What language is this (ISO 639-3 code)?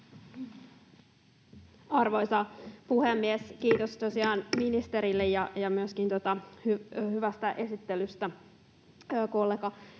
fin